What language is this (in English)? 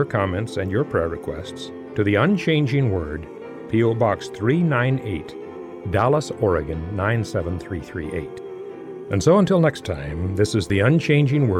English